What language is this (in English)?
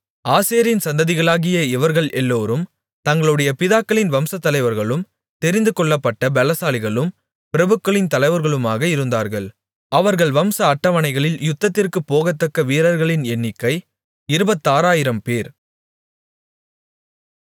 Tamil